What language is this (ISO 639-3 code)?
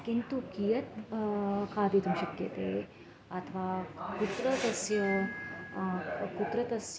san